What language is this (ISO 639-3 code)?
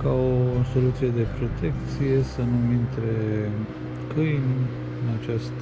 ron